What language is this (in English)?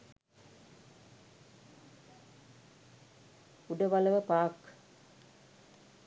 Sinhala